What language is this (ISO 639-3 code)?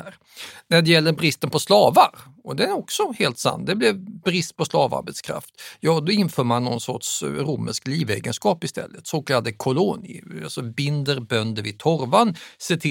swe